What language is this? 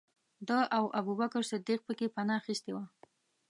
Pashto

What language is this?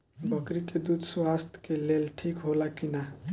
Bhojpuri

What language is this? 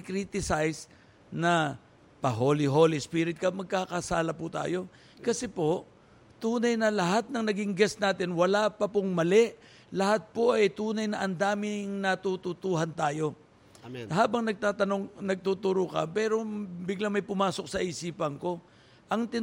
Filipino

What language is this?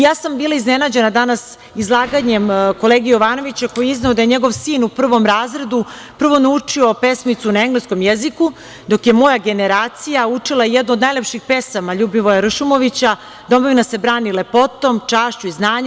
Serbian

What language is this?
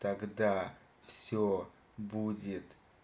Russian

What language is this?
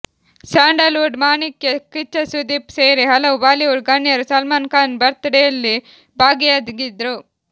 Kannada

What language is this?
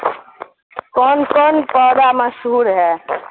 Urdu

